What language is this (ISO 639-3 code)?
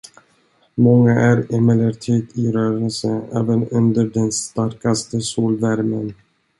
swe